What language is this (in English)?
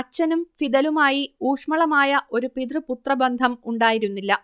Malayalam